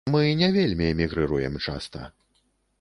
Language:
Belarusian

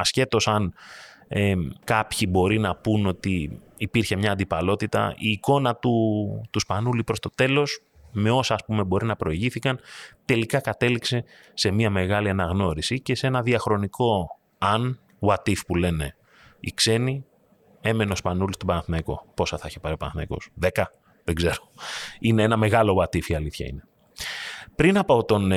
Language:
Greek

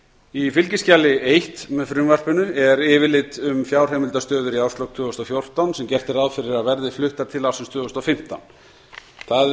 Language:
Icelandic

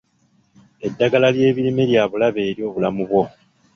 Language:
Ganda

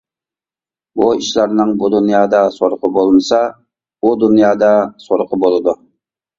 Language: Uyghur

